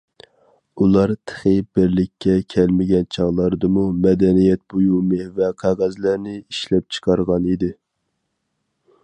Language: Uyghur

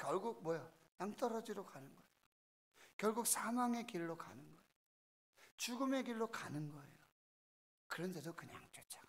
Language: Korean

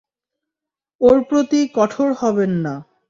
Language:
Bangla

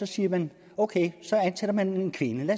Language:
Danish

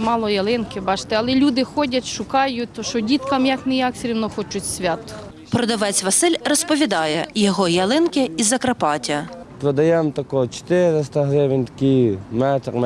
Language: Ukrainian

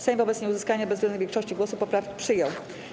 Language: Polish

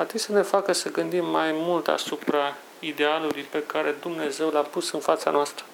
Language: Romanian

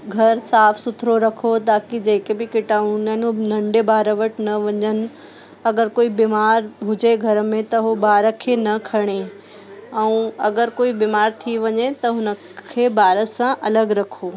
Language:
Sindhi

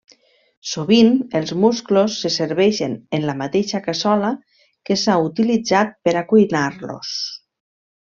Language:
Catalan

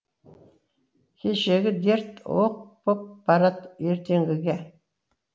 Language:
Kazakh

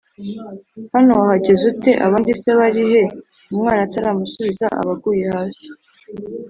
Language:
Kinyarwanda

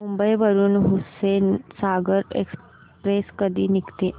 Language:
Marathi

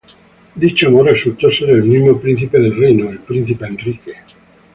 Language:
Spanish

